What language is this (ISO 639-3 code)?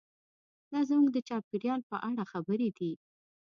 pus